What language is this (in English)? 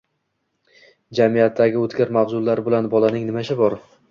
Uzbek